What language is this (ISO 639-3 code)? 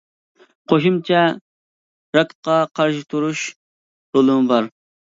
uig